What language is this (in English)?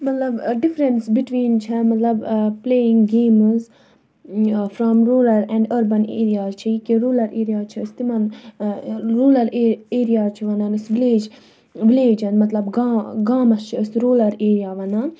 Kashmiri